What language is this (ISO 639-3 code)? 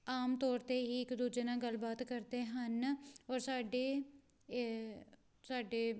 pan